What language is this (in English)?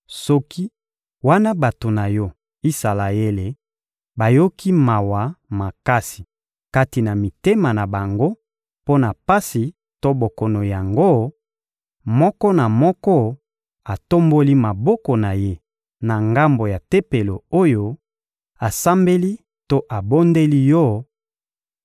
Lingala